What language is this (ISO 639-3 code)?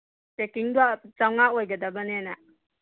mni